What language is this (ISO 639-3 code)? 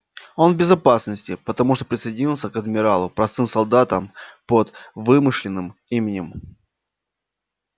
rus